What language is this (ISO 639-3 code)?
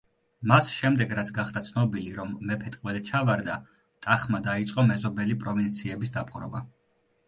kat